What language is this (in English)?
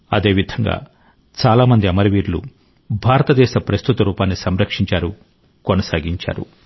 Telugu